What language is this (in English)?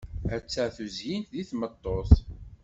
Kabyle